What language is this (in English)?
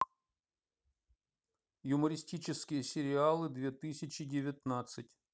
Russian